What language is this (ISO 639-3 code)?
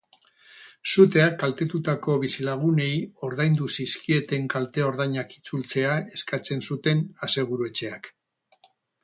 eus